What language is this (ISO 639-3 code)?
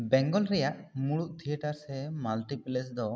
sat